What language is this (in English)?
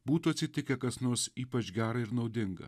Lithuanian